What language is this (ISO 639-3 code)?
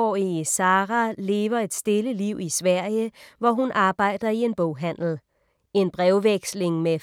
dan